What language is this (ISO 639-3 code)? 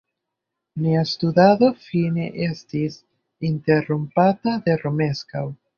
epo